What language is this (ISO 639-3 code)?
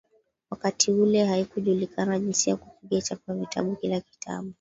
swa